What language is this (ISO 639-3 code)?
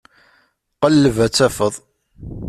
kab